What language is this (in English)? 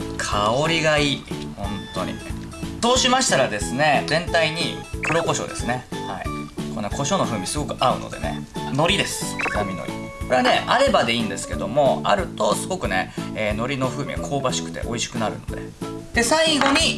Japanese